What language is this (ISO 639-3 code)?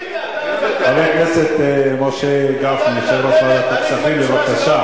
heb